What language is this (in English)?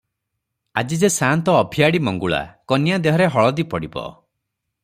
Odia